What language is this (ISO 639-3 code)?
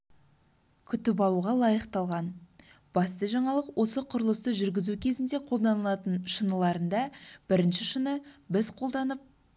kaz